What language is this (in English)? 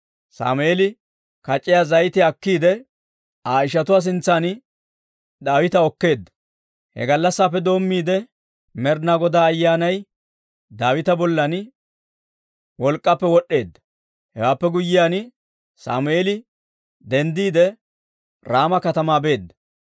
Dawro